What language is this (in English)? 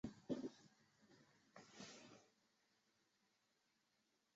Chinese